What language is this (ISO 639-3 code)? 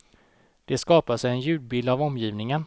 swe